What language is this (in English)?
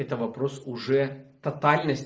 Russian